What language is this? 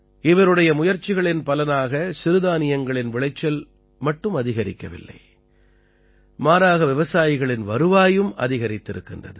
Tamil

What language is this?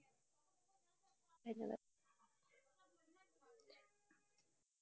Assamese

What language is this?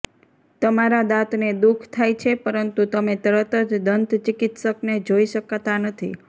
Gujarati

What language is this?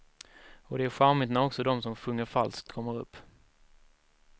Swedish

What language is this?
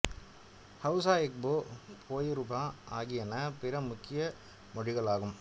Tamil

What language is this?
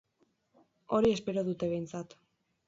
Basque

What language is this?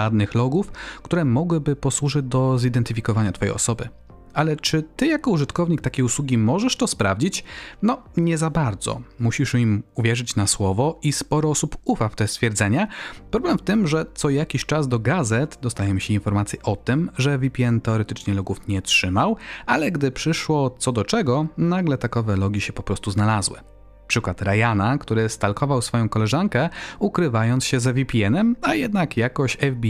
Polish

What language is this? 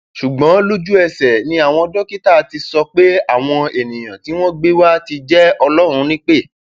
Yoruba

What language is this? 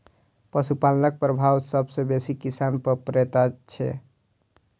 Maithili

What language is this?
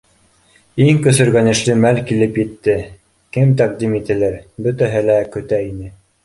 Bashkir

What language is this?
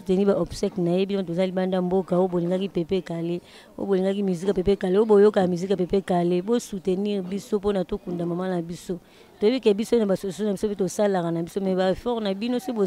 French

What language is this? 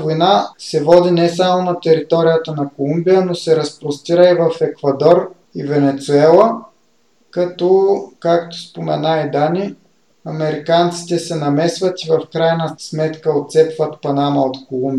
Bulgarian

